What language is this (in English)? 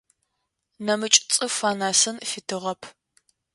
Adyghe